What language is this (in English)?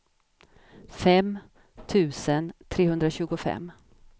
Swedish